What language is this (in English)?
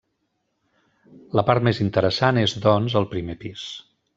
Catalan